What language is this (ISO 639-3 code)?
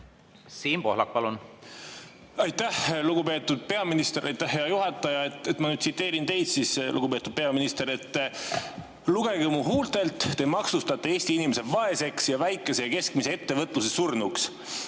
est